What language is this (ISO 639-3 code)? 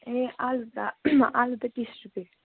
nep